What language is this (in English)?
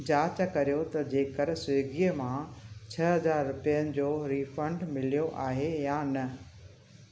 Sindhi